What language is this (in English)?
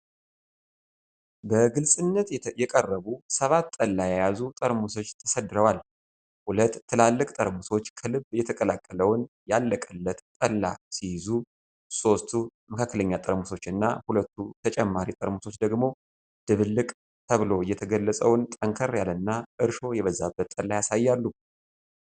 Amharic